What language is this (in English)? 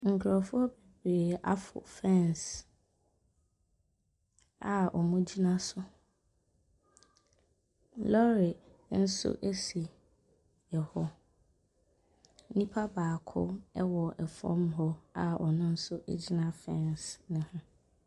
Akan